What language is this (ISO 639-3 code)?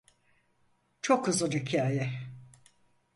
tur